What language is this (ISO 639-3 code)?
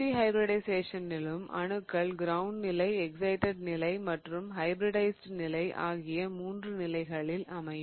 tam